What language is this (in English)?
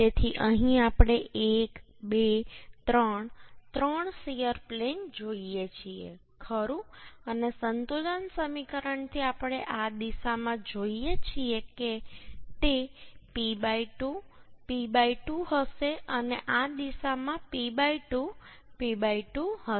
Gujarati